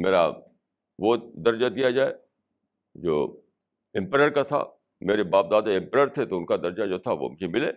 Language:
Urdu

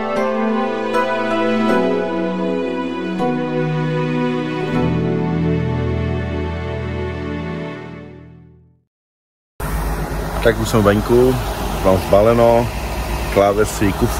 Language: Czech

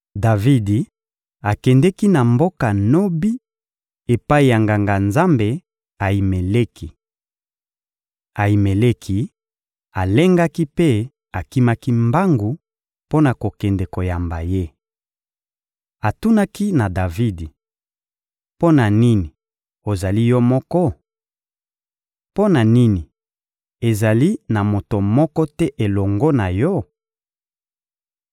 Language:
Lingala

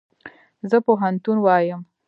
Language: Pashto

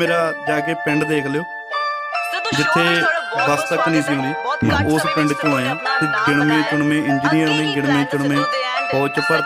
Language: Arabic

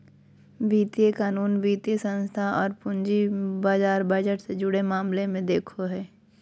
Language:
Magahi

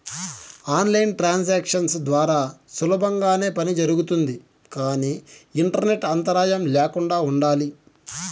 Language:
Telugu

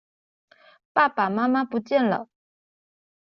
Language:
Chinese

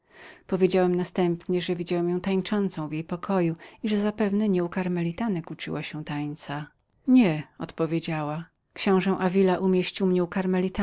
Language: Polish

